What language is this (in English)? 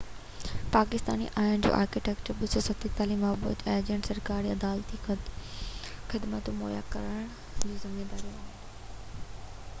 Sindhi